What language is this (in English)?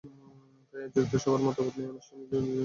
Bangla